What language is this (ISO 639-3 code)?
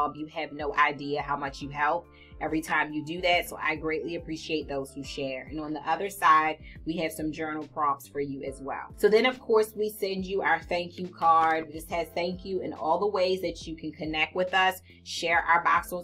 eng